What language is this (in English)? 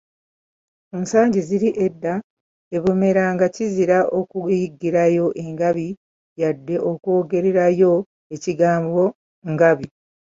Ganda